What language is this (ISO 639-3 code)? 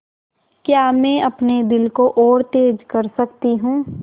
hin